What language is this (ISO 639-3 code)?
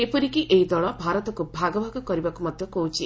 ori